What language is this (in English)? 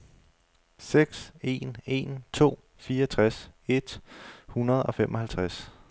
Danish